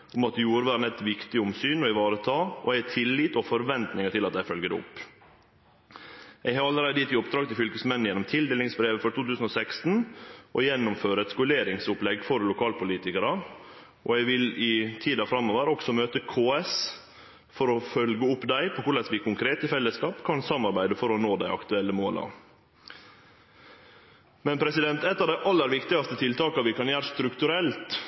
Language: Norwegian Nynorsk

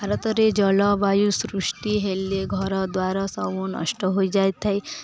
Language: Odia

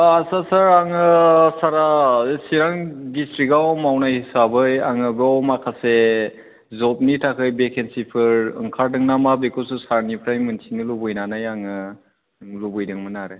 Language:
Bodo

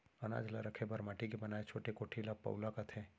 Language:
Chhattisgarhi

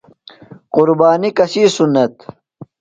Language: Phalura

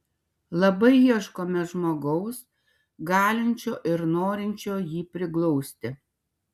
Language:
Lithuanian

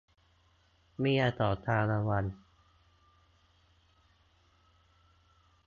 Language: Thai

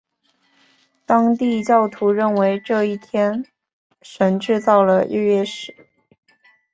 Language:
Chinese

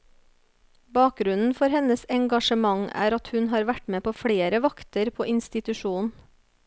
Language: Norwegian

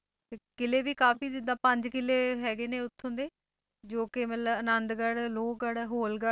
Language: Punjabi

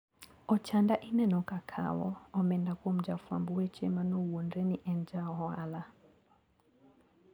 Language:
Luo (Kenya and Tanzania)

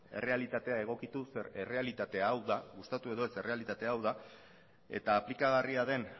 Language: Basque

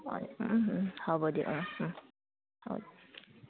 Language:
Assamese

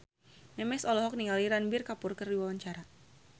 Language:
Sundanese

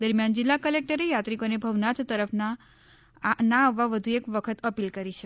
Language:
Gujarati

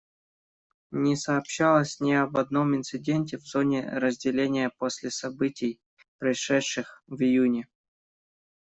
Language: Russian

